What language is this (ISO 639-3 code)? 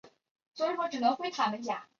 zho